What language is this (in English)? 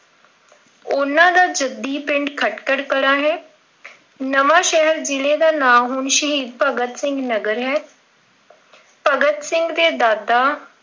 Punjabi